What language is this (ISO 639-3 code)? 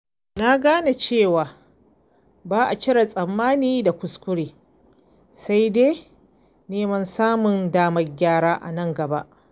hau